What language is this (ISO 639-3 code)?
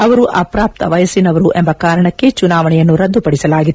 kan